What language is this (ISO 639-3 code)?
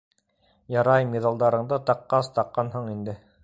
bak